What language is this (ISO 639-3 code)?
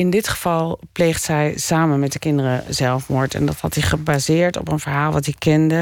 nld